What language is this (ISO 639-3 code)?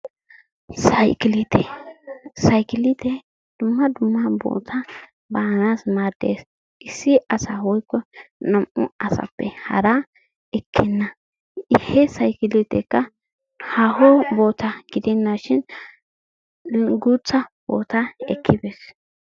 wal